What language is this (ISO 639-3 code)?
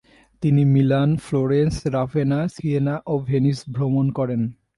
ben